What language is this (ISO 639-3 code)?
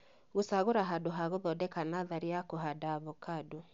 kik